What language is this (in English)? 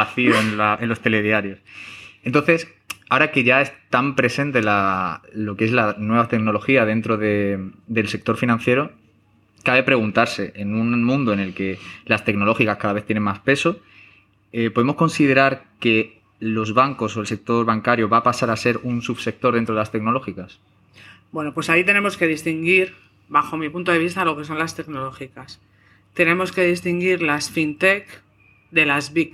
Spanish